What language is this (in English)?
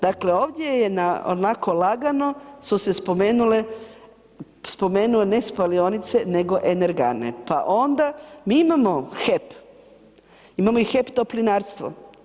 Croatian